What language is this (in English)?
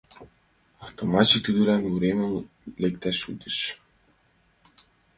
Mari